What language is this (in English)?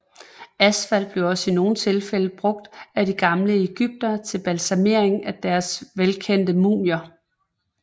Danish